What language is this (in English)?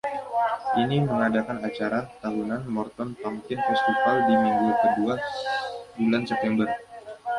Indonesian